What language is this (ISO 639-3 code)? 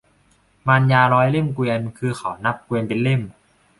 tha